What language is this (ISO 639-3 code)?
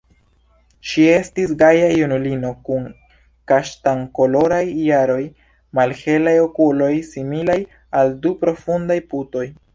epo